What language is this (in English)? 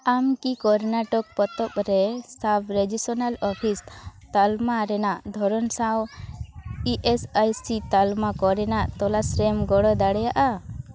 Santali